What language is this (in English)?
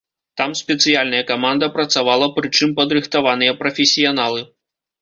Belarusian